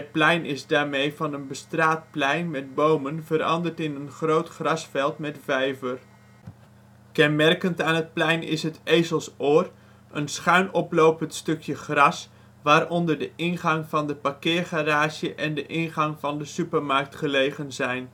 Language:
Dutch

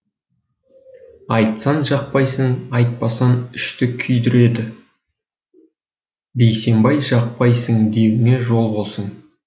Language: Kazakh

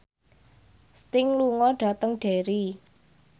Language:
Javanese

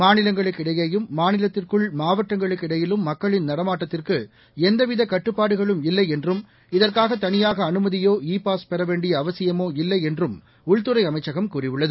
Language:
Tamil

